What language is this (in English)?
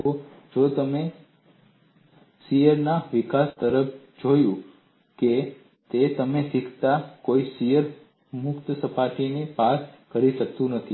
Gujarati